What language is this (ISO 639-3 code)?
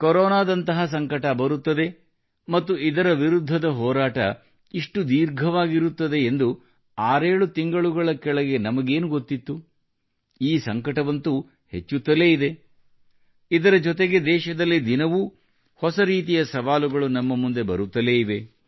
kan